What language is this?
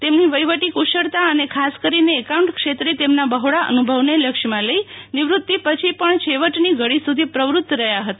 Gujarati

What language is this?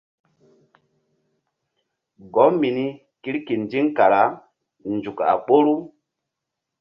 Mbum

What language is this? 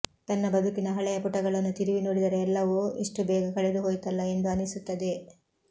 Kannada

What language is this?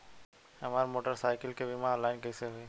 Bhojpuri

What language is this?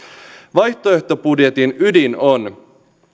Finnish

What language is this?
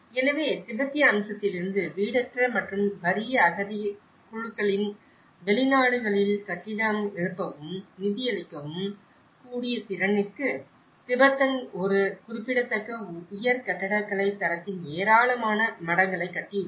Tamil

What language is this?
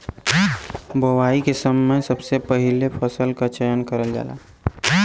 Bhojpuri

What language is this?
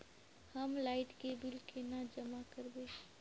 Magahi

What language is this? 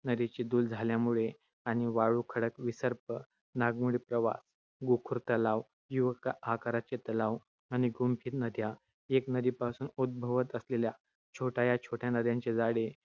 Marathi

